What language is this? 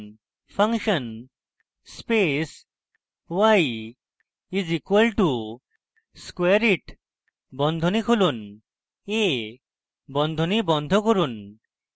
Bangla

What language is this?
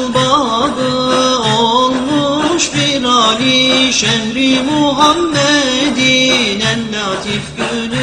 Turkish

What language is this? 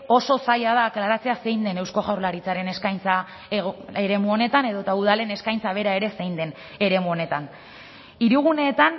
Basque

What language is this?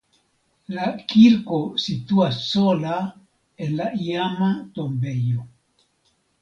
Esperanto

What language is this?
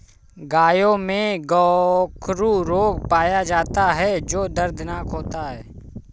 Hindi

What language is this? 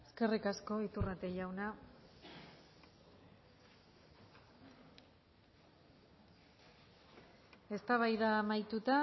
Basque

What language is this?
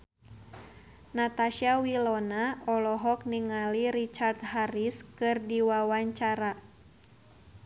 Sundanese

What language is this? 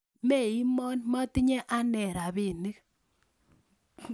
Kalenjin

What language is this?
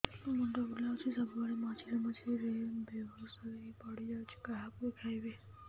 Odia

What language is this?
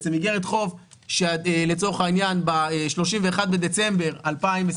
Hebrew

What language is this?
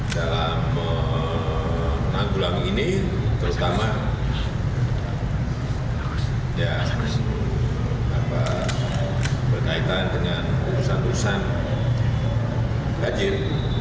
Indonesian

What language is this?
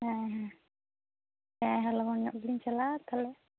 Santali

